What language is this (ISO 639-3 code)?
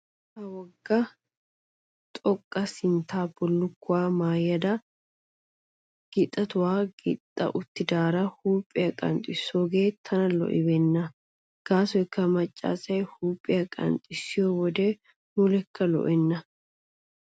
wal